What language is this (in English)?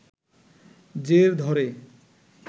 Bangla